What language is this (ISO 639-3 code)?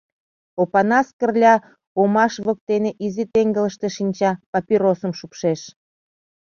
chm